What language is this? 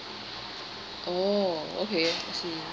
English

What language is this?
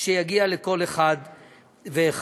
Hebrew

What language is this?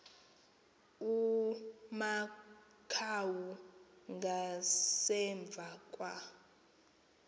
Xhosa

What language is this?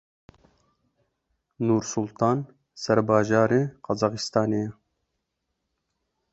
Kurdish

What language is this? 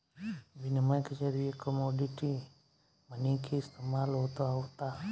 Bhojpuri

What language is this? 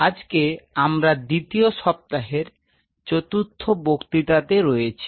Bangla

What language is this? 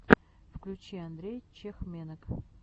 Russian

